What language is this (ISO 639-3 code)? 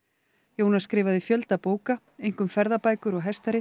isl